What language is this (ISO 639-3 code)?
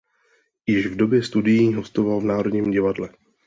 ces